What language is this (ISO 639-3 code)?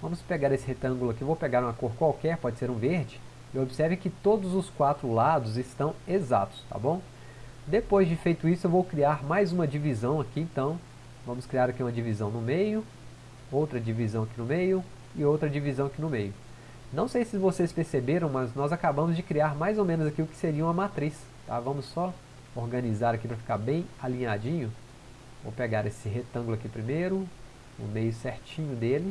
por